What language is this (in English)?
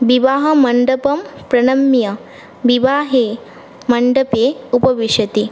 Sanskrit